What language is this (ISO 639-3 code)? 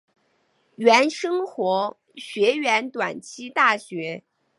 zho